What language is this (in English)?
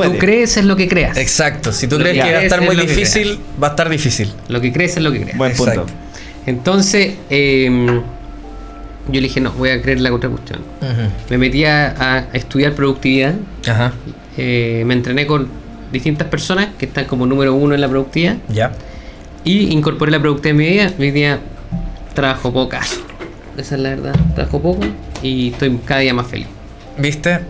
Spanish